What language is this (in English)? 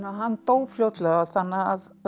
Icelandic